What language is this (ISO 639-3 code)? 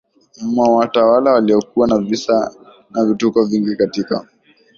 swa